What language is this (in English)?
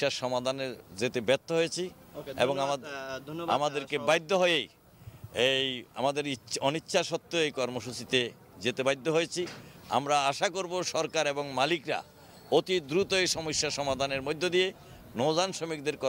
Italian